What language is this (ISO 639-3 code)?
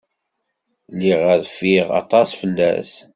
kab